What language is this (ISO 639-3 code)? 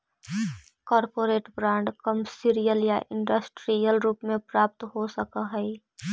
mag